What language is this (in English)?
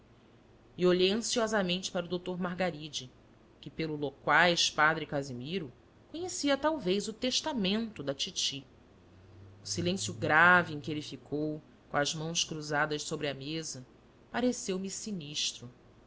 Portuguese